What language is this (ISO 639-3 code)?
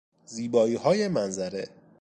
fas